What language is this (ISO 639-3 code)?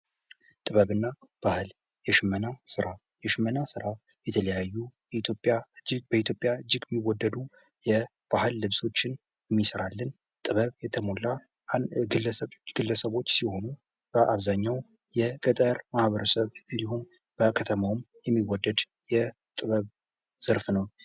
amh